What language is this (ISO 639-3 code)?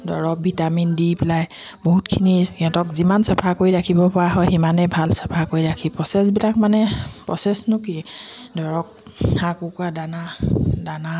asm